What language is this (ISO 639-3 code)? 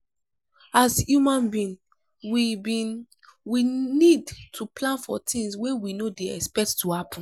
pcm